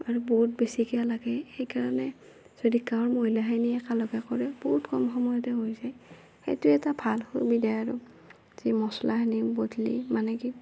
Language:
Assamese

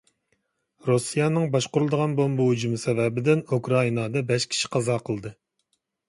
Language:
Uyghur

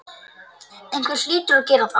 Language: Icelandic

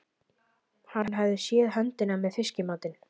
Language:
Icelandic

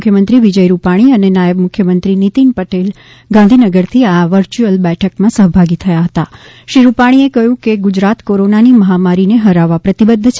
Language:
Gujarati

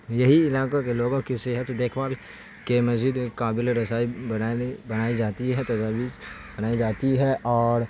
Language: Urdu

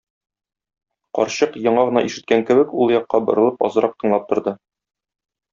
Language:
Tatar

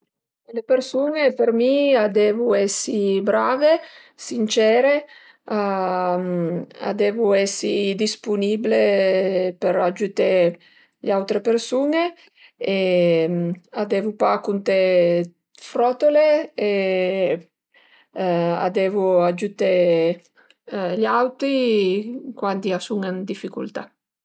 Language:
Piedmontese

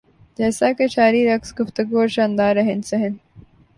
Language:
Urdu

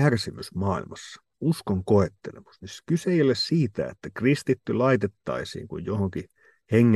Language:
Finnish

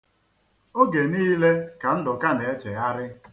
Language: Igbo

